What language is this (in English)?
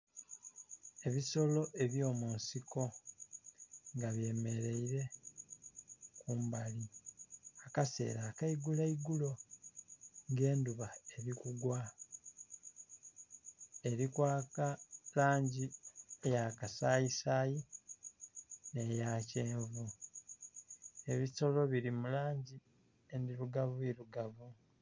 Soga